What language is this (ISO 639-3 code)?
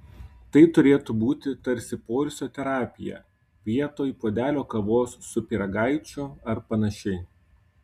lit